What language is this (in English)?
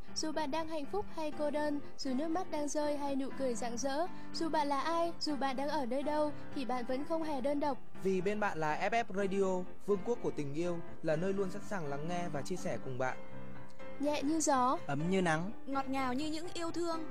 Vietnamese